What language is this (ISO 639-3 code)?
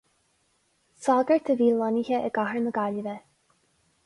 gle